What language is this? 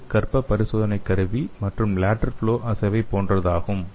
Tamil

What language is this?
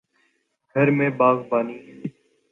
Urdu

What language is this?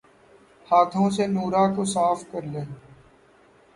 Urdu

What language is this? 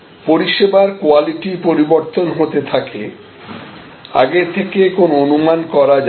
Bangla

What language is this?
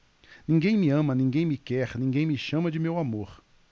Portuguese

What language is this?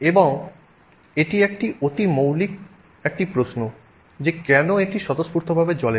Bangla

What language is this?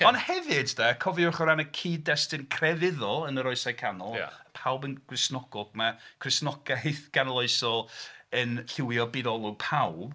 Welsh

